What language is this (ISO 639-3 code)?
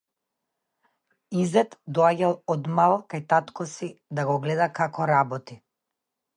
mkd